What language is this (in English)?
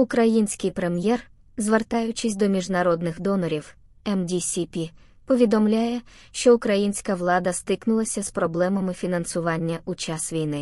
Ukrainian